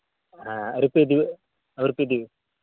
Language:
Santali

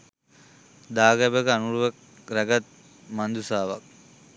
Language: Sinhala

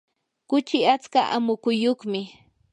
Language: Yanahuanca Pasco Quechua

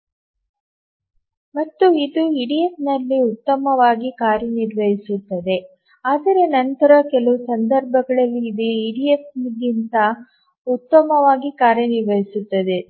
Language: Kannada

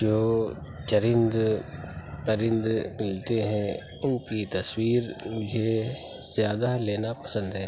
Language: Urdu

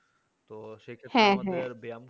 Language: Bangla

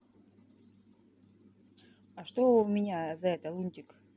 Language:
Russian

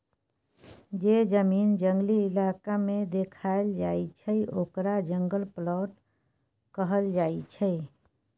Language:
Maithili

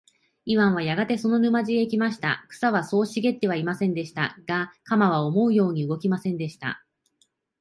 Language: Japanese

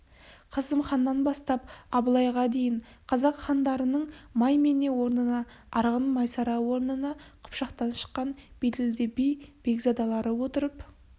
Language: Kazakh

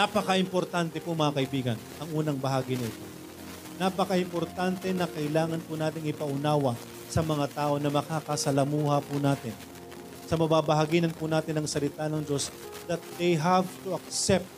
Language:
Filipino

